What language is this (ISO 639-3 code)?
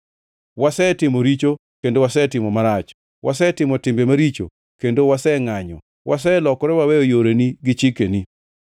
luo